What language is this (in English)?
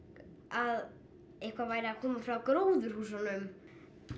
Icelandic